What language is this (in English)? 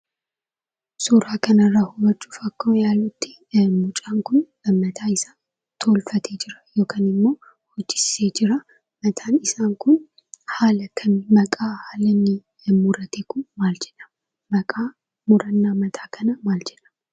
Oromo